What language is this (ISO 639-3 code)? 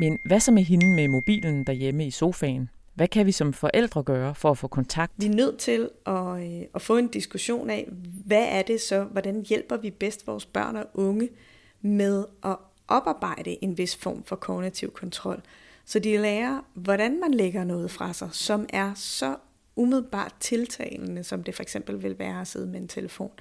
dan